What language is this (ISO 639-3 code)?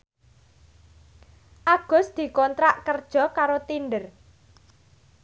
jav